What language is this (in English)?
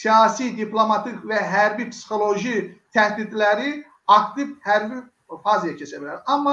Turkish